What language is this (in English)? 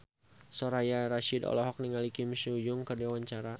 Sundanese